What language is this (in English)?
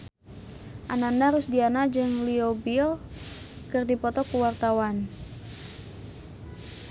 Sundanese